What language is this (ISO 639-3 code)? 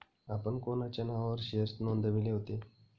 mar